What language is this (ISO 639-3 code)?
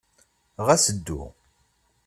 kab